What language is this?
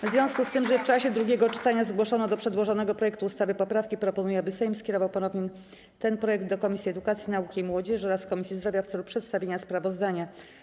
Polish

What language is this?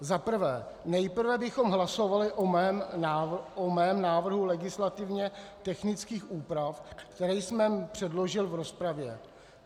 Czech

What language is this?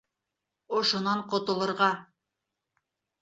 Bashkir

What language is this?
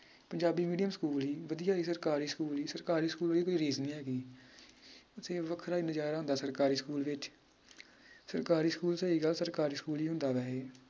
Punjabi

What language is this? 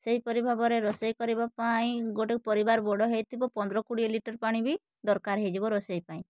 Odia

